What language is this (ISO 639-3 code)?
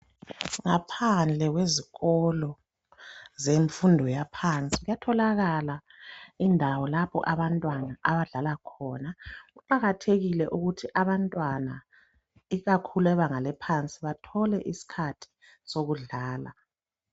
nde